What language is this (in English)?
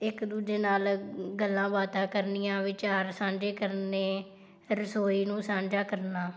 Punjabi